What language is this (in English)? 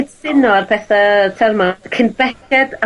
Welsh